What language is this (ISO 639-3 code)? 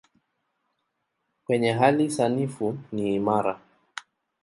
swa